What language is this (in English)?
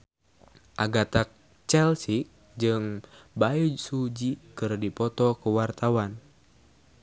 Sundanese